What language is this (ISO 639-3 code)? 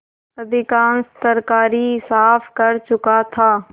hin